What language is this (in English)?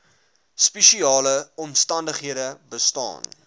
Afrikaans